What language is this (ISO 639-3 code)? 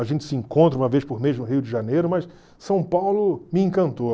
por